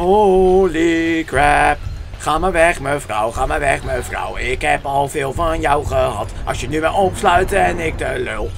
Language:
Dutch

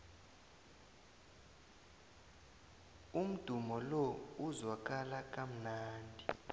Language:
South Ndebele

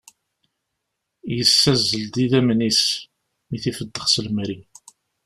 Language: Kabyle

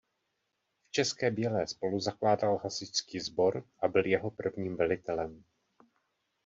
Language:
Czech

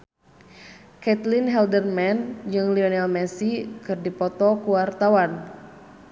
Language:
Sundanese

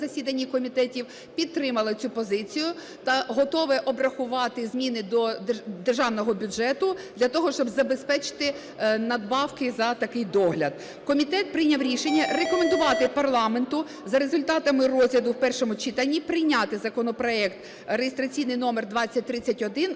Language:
Ukrainian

